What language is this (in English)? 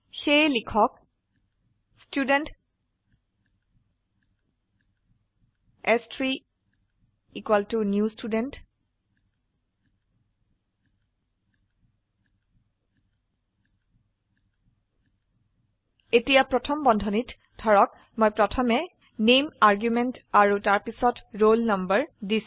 Assamese